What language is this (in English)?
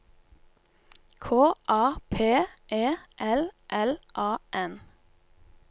Norwegian